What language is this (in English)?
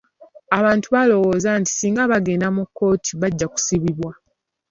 Ganda